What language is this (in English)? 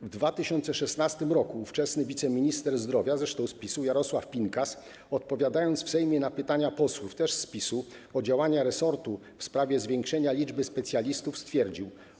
Polish